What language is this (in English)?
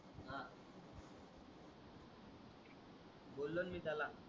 Marathi